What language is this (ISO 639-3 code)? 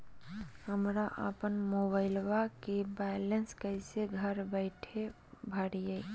mag